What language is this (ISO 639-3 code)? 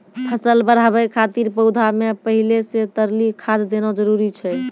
mai